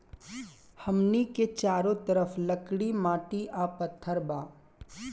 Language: Bhojpuri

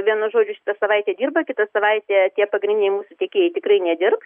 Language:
Lithuanian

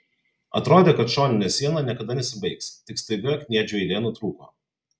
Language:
Lithuanian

